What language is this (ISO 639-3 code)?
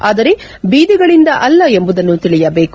kan